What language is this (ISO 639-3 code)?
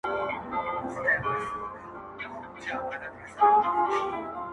pus